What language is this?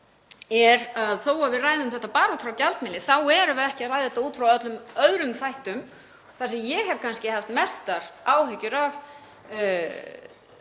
Icelandic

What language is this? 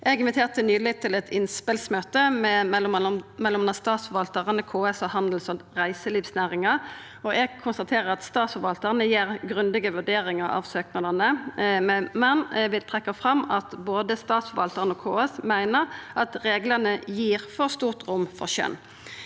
Norwegian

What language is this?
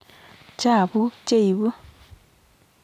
Kalenjin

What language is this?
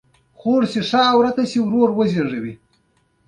Pashto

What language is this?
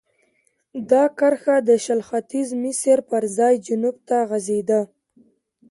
Pashto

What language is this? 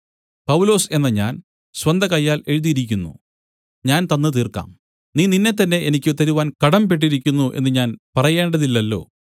Malayalam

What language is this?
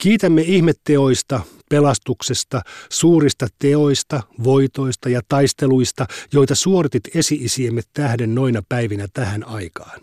Finnish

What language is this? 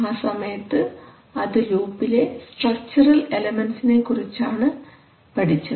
Malayalam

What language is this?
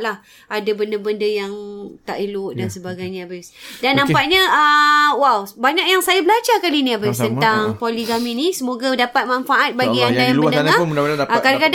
Malay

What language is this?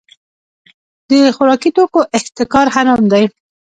Pashto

